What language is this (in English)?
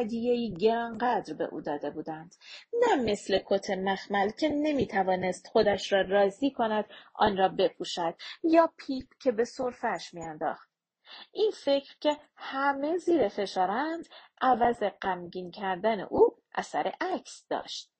Persian